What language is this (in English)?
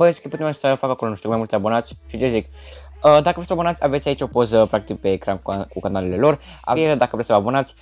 Romanian